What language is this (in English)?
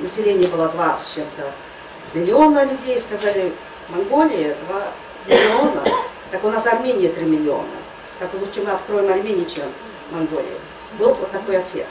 Russian